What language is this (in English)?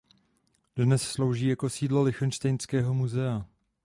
Czech